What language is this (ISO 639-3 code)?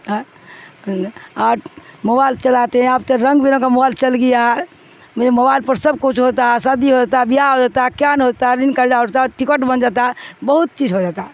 urd